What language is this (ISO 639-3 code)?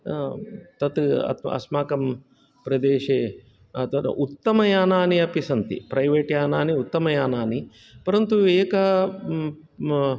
san